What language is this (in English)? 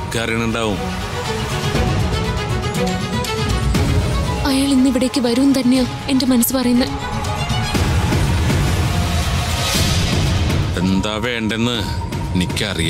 Arabic